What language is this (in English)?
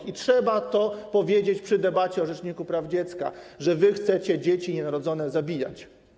Polish